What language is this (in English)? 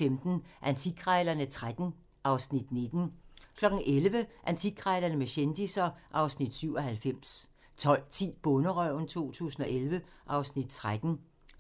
Danish